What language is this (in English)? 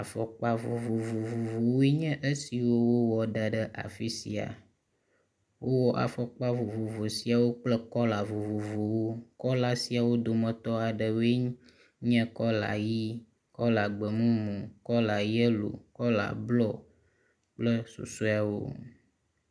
Ewe